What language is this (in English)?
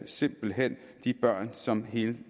Danish